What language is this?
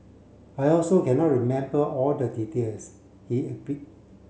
English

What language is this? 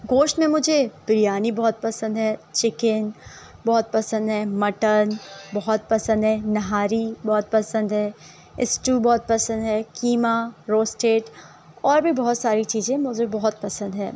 Urdu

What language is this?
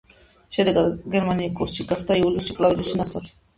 Georgian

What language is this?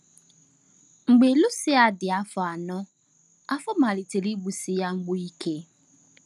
Igbo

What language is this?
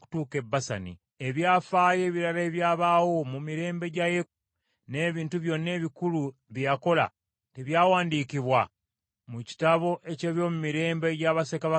Ganda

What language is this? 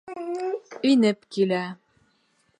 Bashkir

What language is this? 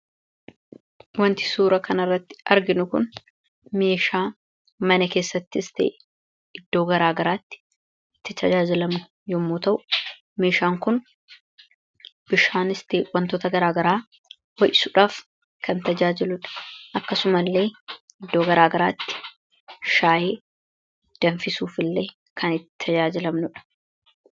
Oromo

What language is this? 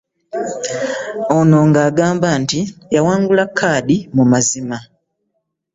Ganda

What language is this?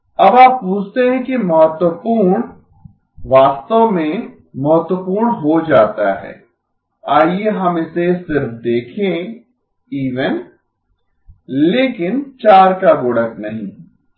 Hindi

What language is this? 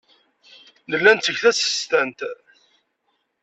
Kabyle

